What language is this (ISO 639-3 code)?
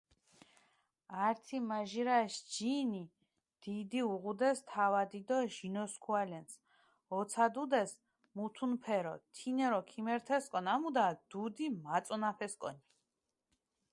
xmf